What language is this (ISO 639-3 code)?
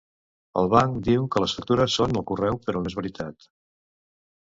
cat